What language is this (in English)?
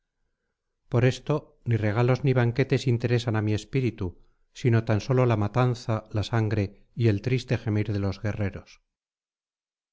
Spanish